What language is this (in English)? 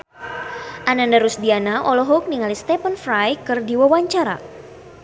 Sundanese